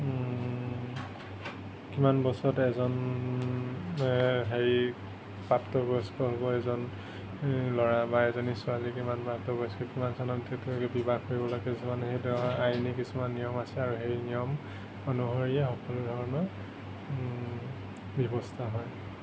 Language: Assamese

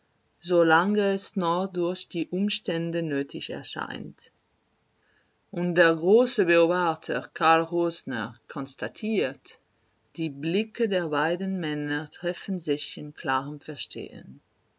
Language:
German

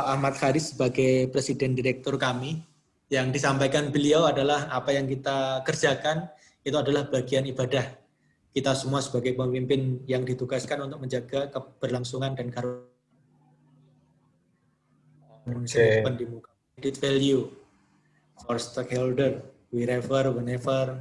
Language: Indonesian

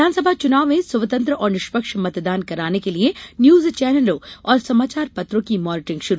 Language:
Hindi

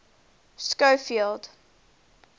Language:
English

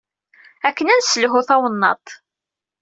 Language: Kabyle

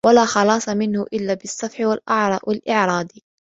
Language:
Arabic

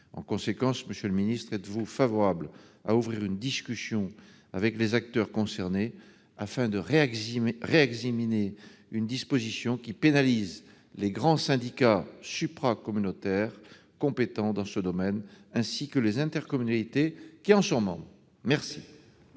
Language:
French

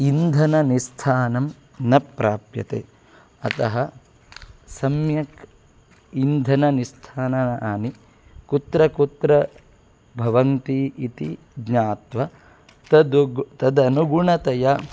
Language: Sanskrit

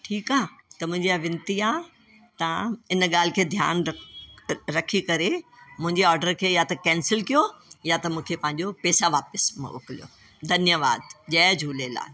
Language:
Sindhi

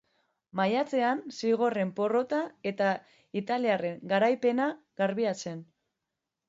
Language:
Basque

